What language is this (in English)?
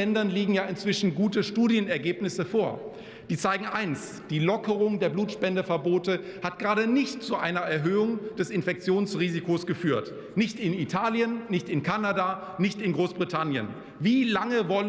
German